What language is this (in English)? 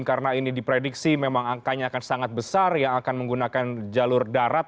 Indonesian